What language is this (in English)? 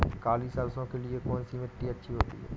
Hindi